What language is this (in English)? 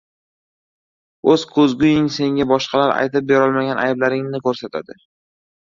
Uzbek